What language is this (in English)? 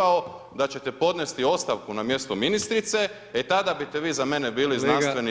Croatian